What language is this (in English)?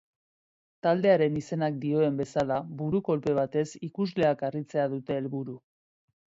Basque